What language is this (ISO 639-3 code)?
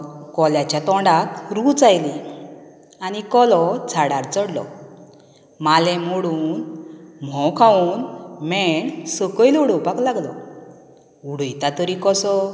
kok